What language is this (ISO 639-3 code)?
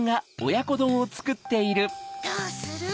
jpn